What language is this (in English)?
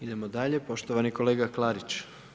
Croatian